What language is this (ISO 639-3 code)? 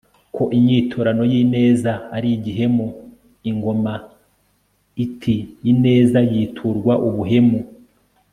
kin